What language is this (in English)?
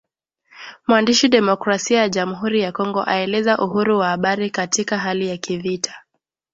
Swahili